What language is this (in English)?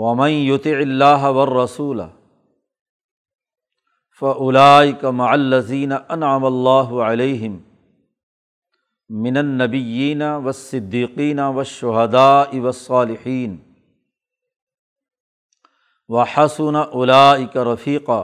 Urdu